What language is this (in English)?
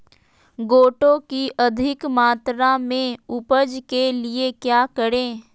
Magahi